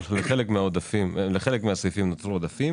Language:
Hebrew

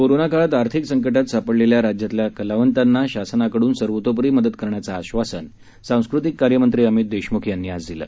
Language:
Marathi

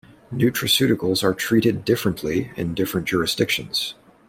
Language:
English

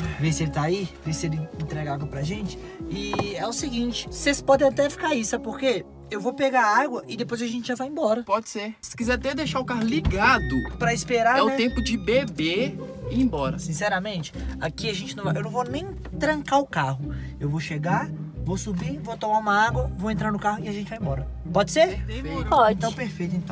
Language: Portuguese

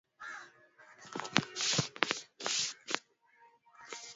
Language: Swahili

